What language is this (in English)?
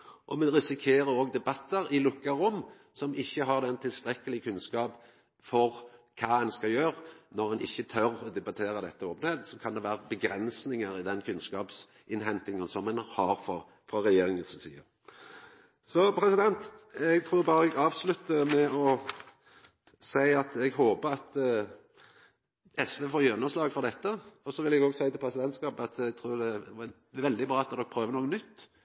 Norwegian Nynorsk